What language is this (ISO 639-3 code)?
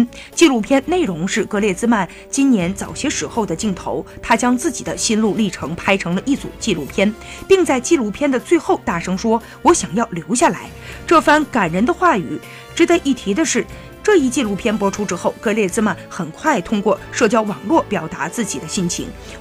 zho